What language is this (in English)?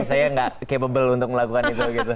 Indonesian